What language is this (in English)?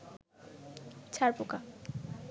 Bangla